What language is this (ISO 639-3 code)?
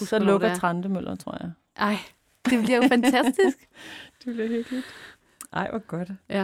dan